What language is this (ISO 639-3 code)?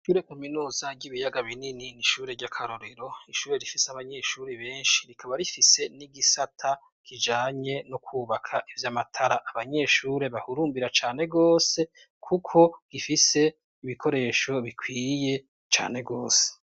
run